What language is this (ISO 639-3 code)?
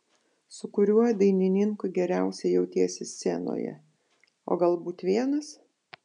lit